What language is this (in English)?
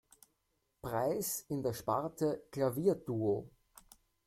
German